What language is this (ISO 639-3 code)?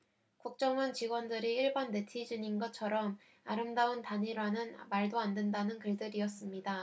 kor